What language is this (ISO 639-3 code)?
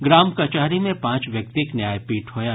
mai